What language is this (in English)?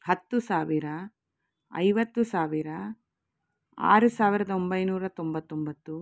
Kannada